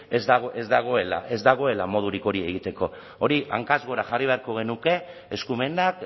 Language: Basque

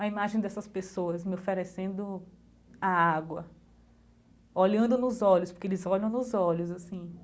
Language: Portuguese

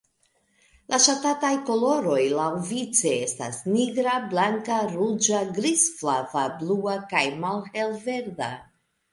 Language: Esperanto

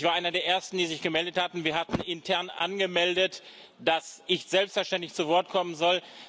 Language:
German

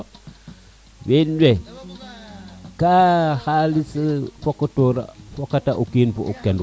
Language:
Serer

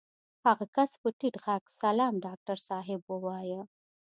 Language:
Pashto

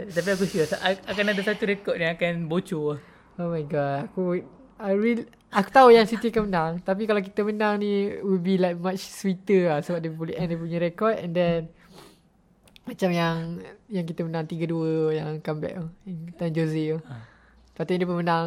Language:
Malay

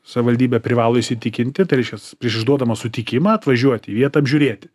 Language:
Lithuanian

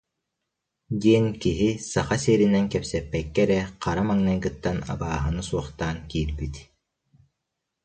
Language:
Yakut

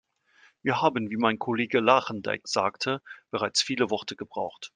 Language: German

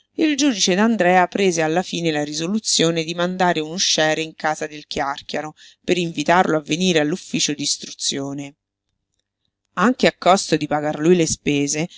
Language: Italian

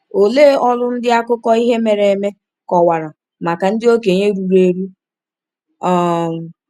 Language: Igbo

